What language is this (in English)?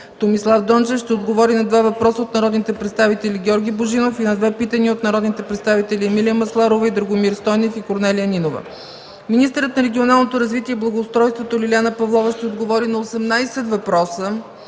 Bulgarian